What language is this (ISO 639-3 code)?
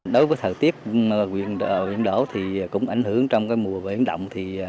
vie